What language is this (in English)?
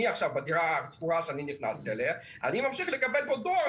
Hebrew